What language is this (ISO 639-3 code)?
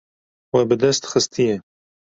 kur